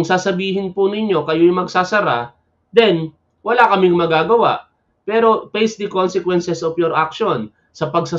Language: Filipino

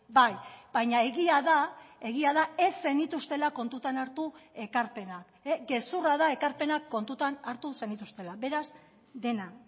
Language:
Basque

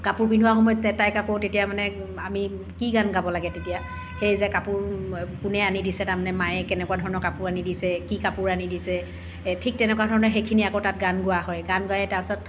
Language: Assamese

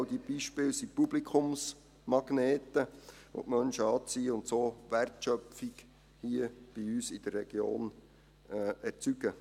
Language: Swiss German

